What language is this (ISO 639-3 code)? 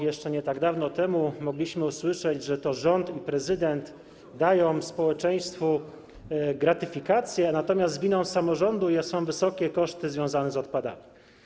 pol